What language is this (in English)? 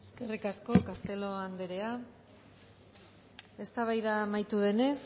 Basque